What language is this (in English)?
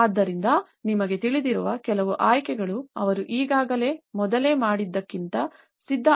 Kannada